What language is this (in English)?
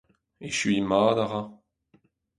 Breton